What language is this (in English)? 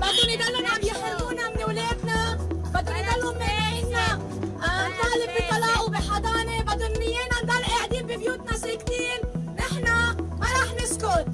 Arabic